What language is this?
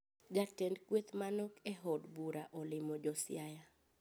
Luo (Kenya and Tanzania)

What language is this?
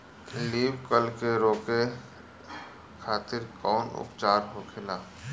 Bhojpuri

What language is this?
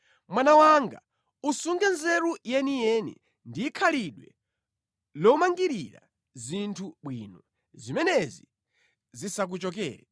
Nyanja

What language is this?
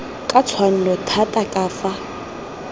Tswana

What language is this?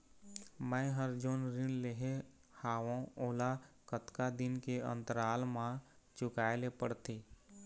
Chhattisgarhi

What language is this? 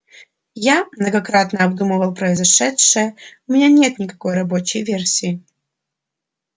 Russian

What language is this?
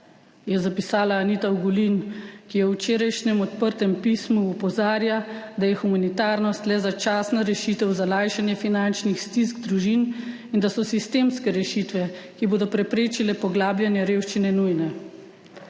Slovenian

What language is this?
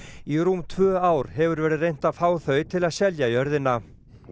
Icelandic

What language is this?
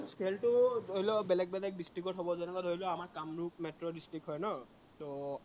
Assamese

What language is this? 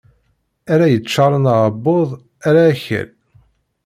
Kabyle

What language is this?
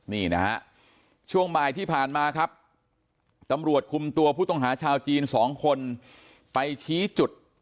Thai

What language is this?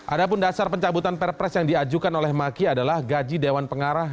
Indonesian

